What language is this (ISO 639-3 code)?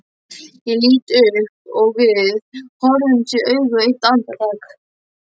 isl